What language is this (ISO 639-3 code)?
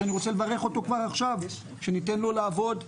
heb